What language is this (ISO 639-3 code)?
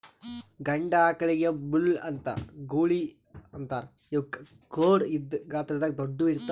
kan